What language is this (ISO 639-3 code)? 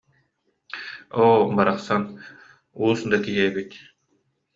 sah